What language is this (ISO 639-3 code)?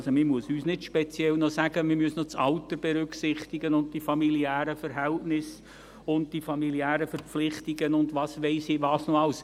gsw